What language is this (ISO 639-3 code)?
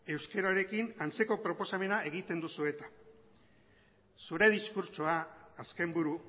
eus